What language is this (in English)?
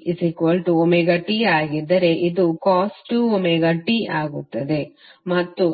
Kannada